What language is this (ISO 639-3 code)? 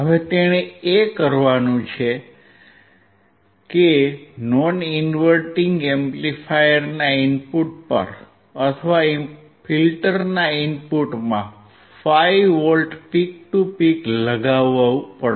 guj